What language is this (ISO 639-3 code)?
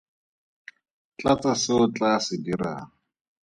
tsn